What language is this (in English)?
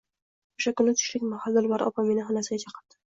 Uzbek